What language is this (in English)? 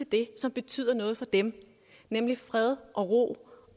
Danish